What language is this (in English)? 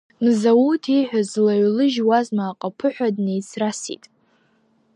Abkhazian